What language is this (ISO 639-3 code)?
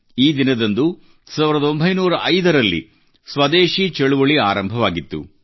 kan